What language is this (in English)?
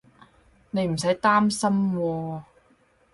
Cantonese